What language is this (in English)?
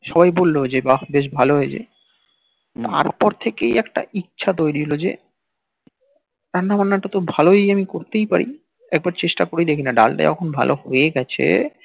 Bangla